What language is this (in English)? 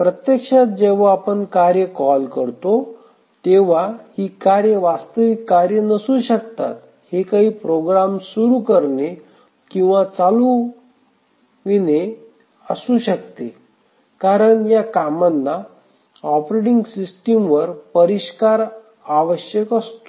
Marathi